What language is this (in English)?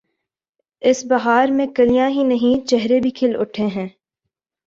Urdu